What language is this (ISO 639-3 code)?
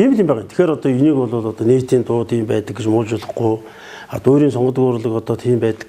kor